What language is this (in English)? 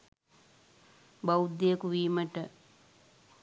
Sinhala